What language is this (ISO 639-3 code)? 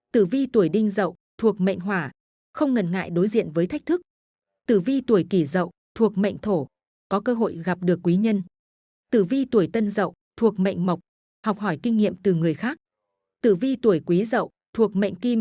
vie